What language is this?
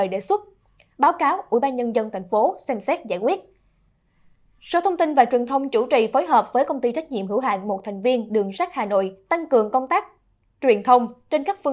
Vietnamese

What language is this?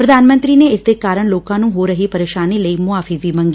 Punjabi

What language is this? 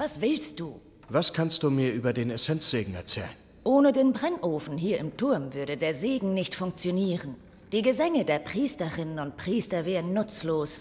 German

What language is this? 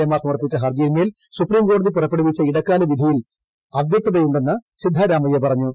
Malayalam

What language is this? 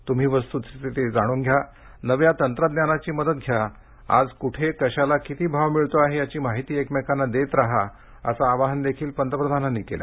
Marathi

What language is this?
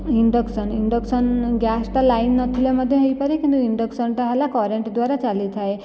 Odia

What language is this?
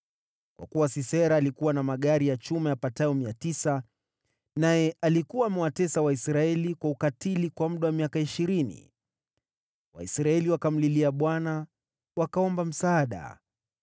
Swahili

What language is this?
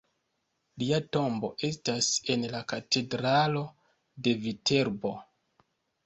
Esperanto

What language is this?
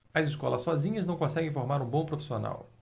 Portuguese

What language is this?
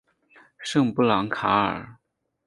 Chinese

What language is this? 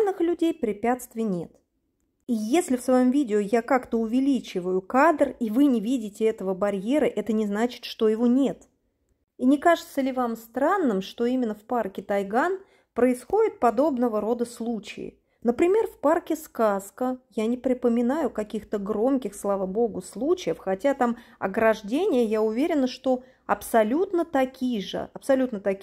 Russian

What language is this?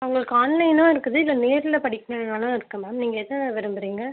Tamil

